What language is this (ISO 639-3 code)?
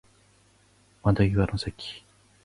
jpn